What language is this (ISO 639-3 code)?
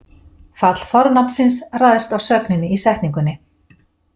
isl